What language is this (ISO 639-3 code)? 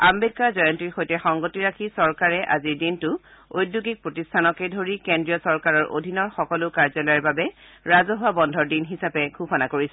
asm